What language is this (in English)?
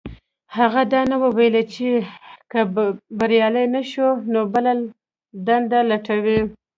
Pashto